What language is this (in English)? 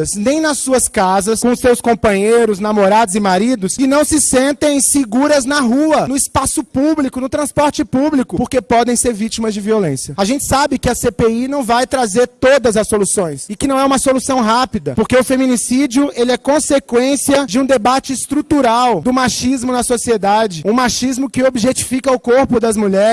Portuguese